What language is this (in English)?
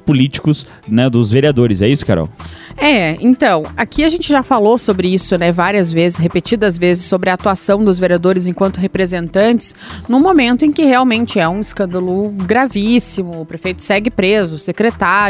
Portuguese